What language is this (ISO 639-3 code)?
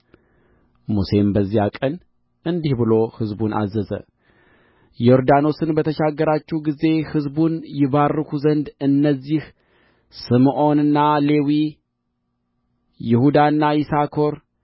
amh